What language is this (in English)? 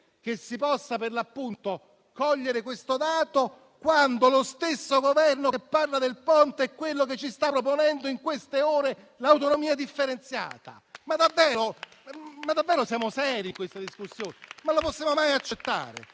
Italian